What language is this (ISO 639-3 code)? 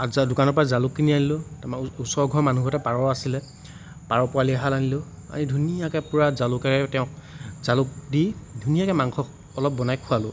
asm